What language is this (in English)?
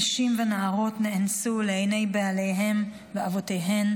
Hebrew